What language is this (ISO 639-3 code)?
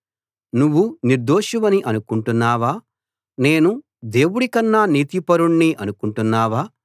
tel